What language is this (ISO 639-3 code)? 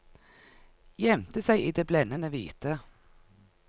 nor